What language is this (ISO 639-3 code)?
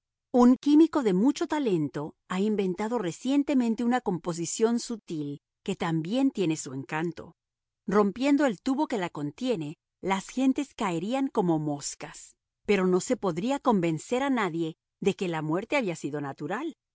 spa